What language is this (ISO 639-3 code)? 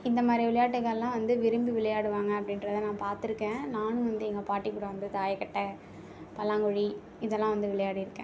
tam